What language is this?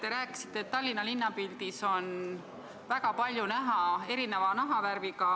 Estonian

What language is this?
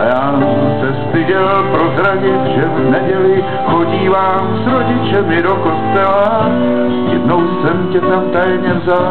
Czech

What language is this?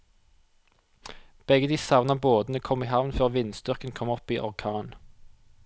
Norwegian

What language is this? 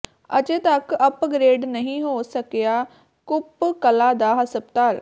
Punjabi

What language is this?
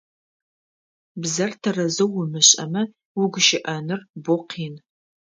Adyghe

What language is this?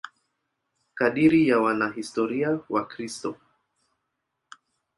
Swahili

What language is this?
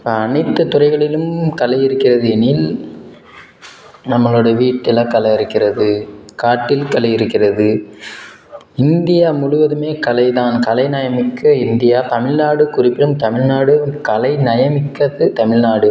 Tamil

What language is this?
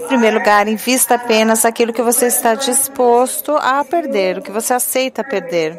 Portuguese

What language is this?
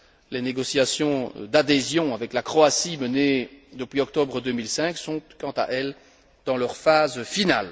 French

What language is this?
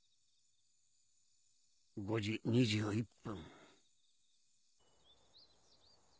Japanese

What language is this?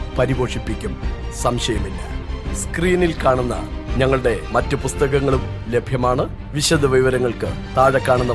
Malayalam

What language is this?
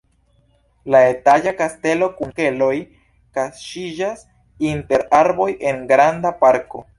Esperanto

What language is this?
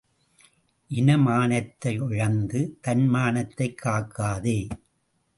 Tamil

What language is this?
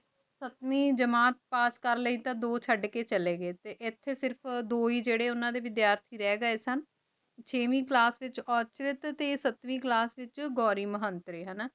Punjabi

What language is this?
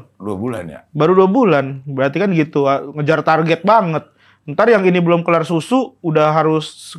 Indonesian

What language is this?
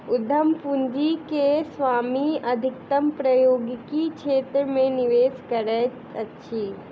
Maithili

